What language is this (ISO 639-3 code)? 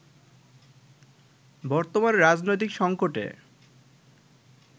ben